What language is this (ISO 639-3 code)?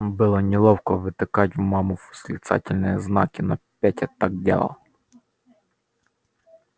rus